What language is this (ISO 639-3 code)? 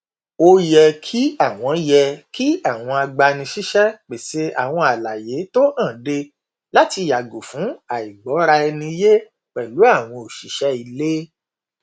yor